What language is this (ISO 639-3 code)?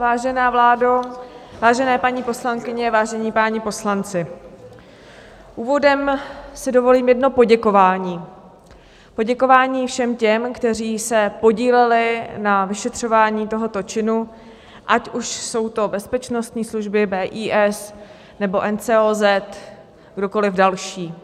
ces